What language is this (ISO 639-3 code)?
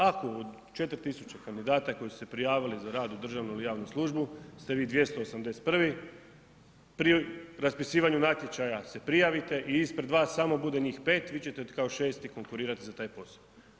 hrv